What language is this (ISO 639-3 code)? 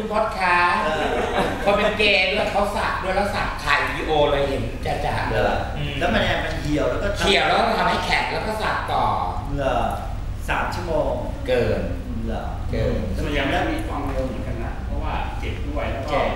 tha